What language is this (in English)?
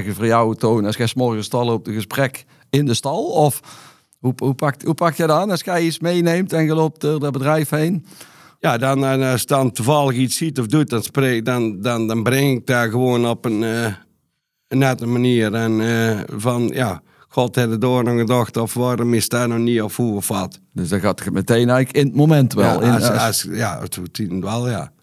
Dutch